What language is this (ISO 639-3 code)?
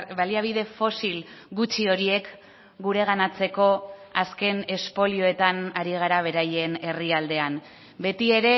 eus